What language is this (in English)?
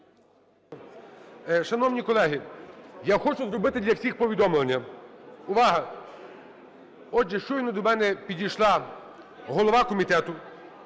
Ukrainian